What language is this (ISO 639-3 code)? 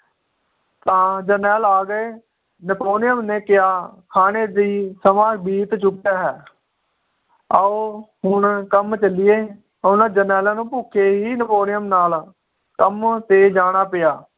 pan